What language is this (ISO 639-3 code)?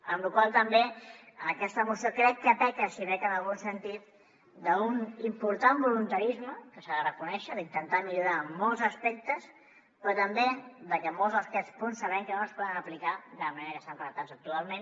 cat